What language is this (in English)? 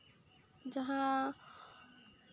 Santali